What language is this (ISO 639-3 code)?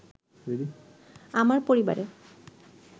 ben